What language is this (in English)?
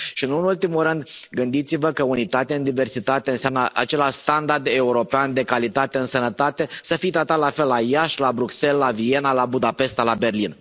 Romanian